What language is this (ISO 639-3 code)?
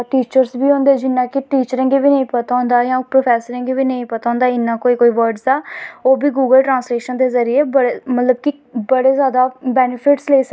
doi